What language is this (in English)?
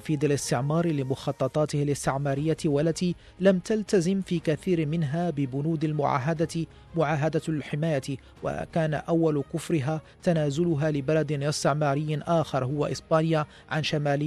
Arabic